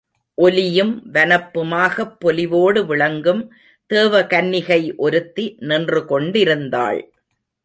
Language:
Tamil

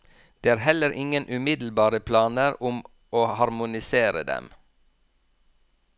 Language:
Norwegian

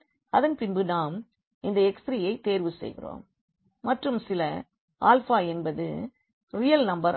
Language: Tamil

